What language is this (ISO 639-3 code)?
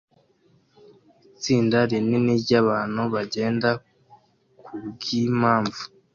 kin